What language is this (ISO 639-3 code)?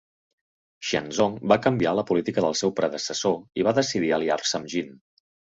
cat